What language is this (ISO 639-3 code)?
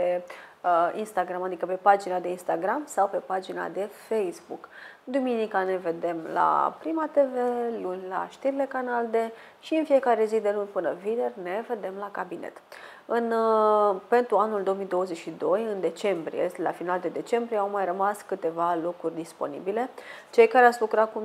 ron